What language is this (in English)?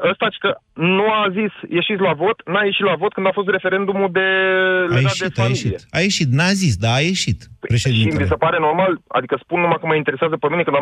Romanian